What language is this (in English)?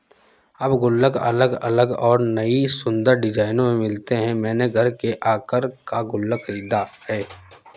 Hindi